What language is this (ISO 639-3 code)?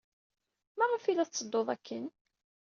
kab